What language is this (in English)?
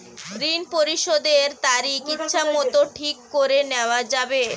Bangla